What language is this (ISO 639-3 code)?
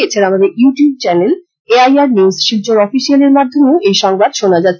ben